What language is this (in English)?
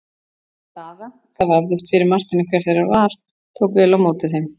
Icelandic